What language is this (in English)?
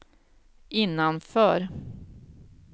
Swedish